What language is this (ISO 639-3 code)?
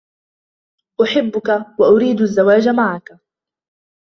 ara